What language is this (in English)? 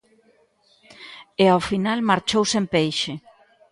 Galician